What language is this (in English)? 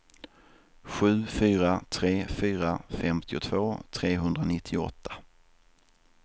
Swedish